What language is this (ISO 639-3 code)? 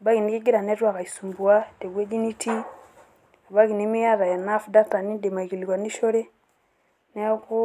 mas